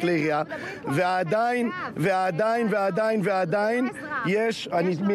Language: Hebrew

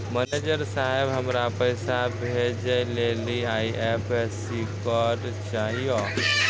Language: Maithili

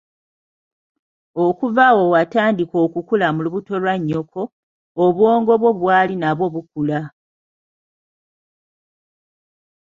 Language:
Ganda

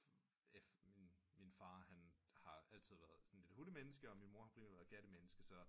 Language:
Danish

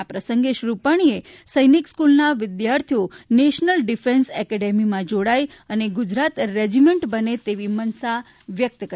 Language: Gujarati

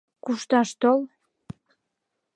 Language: Mari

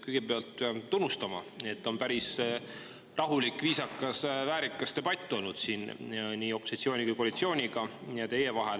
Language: Estonian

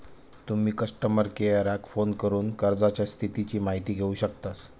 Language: Marathi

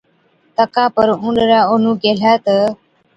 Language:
Od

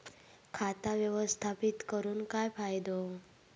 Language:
Marathi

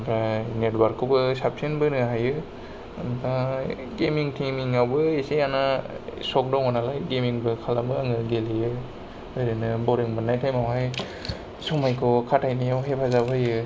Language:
Bodo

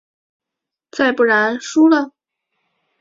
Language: Chinese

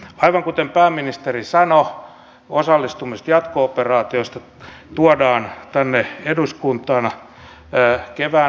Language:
Finnish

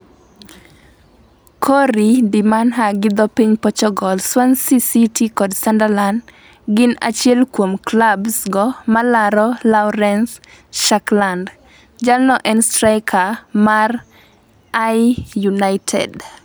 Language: Luo (Kenya and Tanzania)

